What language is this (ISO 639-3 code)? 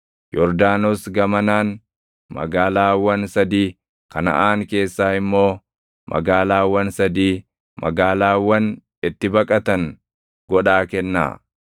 orm